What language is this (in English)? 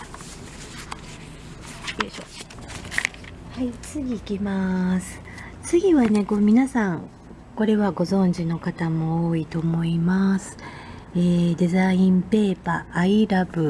Japanese